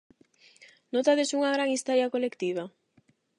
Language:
Galician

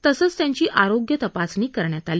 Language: Marathi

